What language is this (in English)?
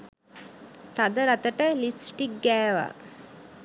Sinhala